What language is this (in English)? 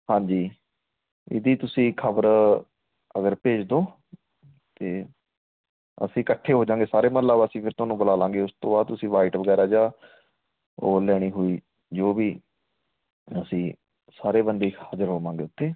Punjabi